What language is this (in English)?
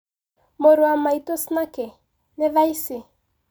Kikuyu